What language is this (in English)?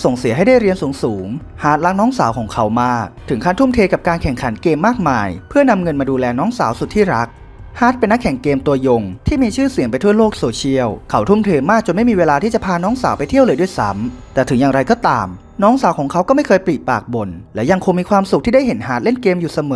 Thai